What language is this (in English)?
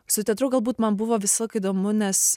Lithuanian